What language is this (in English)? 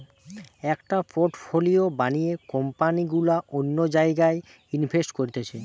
Bangla